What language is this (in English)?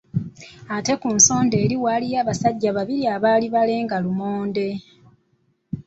Ganda